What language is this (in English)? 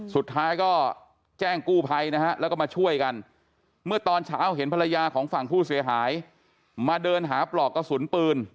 Thai